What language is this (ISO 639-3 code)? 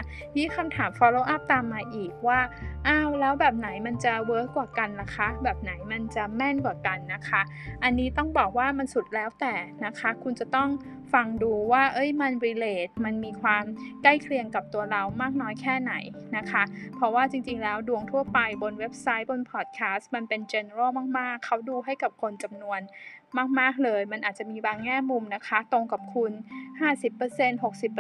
tha